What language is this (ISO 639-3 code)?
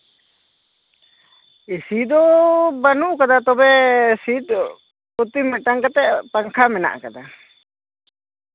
sat